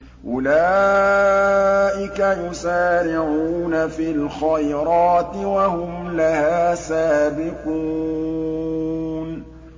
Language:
Arabic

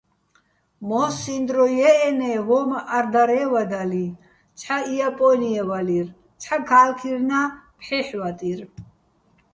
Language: Bats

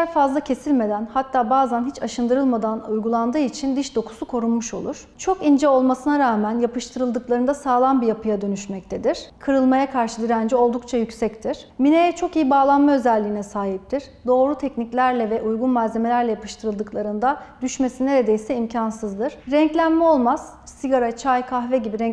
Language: Turkish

